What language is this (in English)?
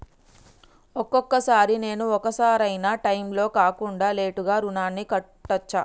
Telugu